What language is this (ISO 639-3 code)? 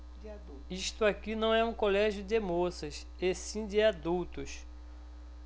por